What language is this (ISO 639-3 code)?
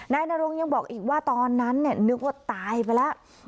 tha